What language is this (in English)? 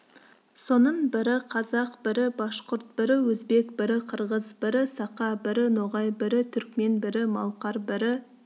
Kazakh